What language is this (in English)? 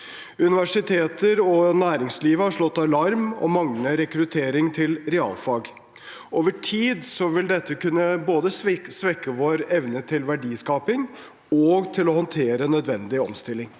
Norwegian